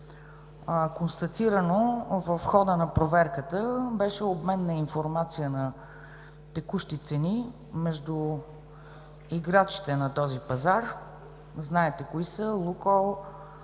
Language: Bulgarian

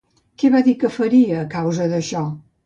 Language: Catalan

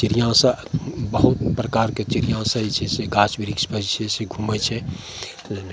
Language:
Maithili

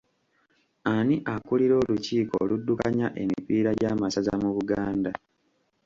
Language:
Ganda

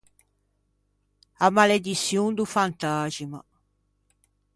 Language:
Ligurian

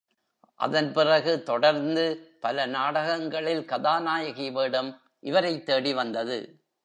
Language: Tamil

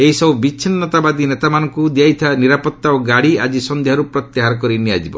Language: Odia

